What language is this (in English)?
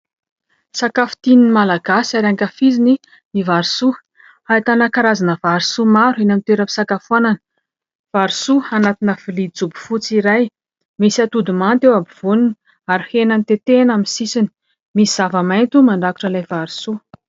Malagasy